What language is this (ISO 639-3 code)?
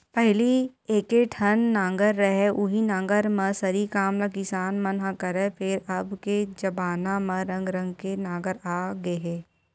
hne